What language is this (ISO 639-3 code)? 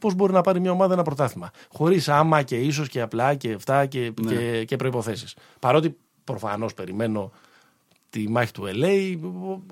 ell